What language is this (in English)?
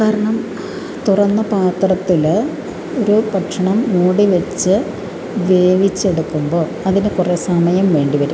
Malayalam